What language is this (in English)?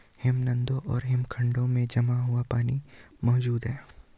Hindi